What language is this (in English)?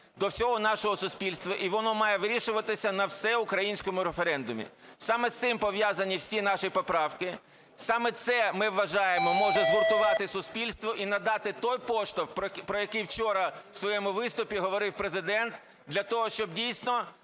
Ukrainian